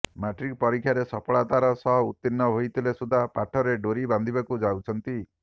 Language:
Odia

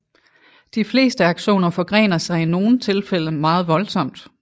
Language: Danish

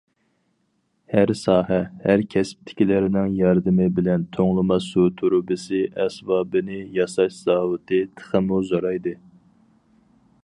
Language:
Uyghur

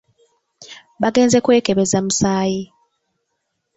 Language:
Ganda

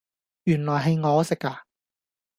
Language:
Cantonese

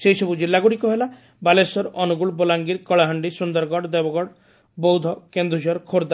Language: Odia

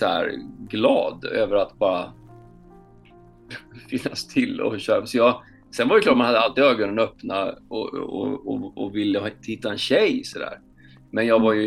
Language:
Swedish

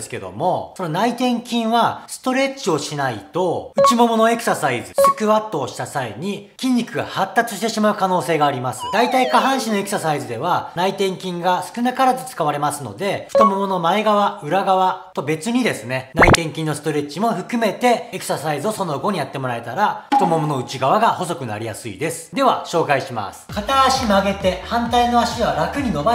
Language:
Japanese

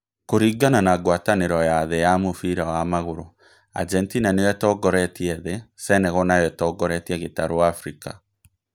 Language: Kikuyu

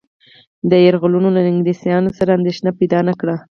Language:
Pashto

